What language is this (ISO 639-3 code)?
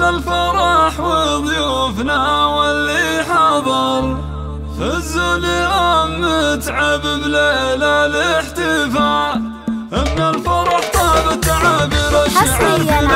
ara